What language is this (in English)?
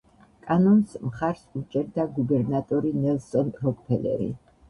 Georgian